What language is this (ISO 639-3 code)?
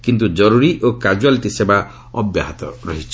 ori